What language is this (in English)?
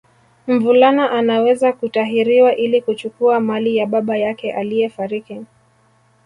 Swahili